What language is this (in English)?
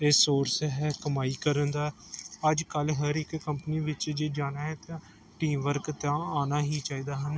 Punjabi